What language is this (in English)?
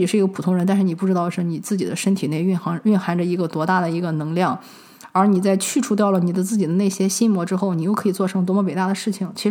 Chinese